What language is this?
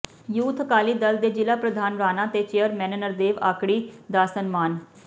Punjabi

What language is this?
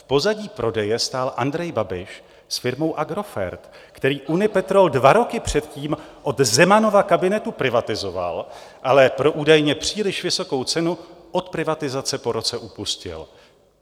Czech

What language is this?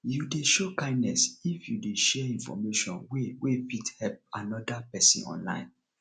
Nigerian Pidgin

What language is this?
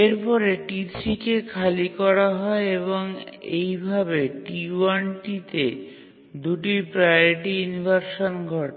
Bangla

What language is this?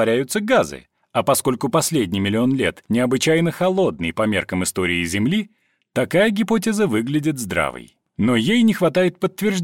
Russian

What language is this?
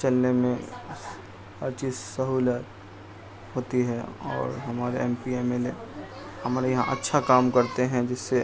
Urdu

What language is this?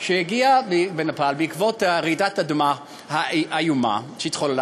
Hebrew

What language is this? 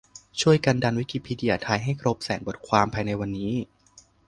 Thai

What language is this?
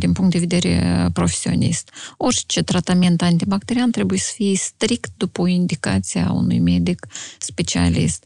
Romanian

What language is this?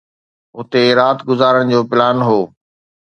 Sindhi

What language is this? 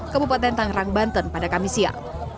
Indonesian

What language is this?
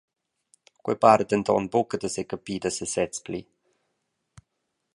Romansh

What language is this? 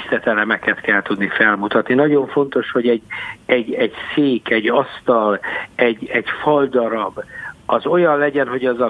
Hungarian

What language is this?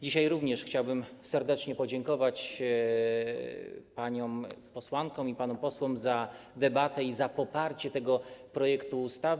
Polish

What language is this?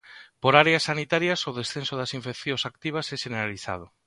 Galician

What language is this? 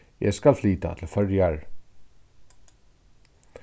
Faroese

